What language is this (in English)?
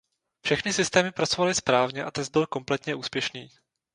Czech